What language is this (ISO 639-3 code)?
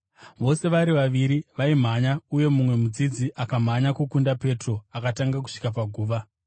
sna